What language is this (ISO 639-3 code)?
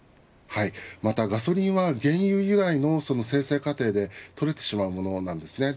jpn